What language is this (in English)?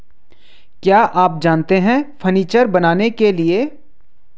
Hindi